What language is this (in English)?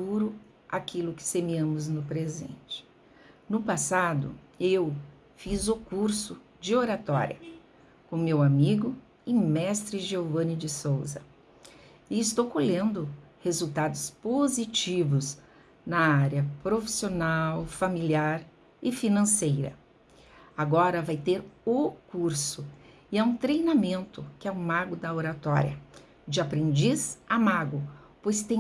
Portuguese